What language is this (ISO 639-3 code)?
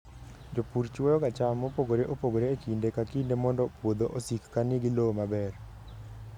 luo